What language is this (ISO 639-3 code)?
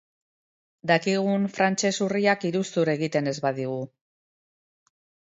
eus